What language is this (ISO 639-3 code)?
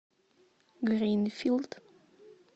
rus